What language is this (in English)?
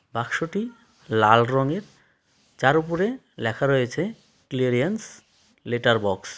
Bangla